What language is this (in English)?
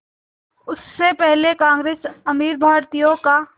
Hindi